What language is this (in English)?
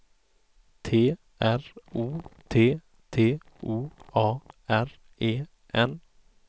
Swedish